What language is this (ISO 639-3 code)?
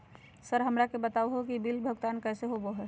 mag